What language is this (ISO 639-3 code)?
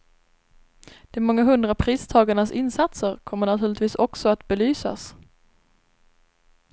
swe